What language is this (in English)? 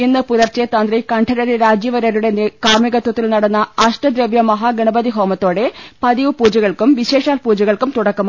Malayalam